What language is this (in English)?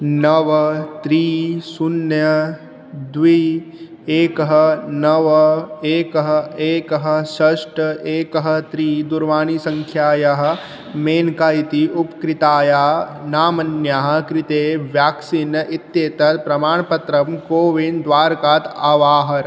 Sanskrit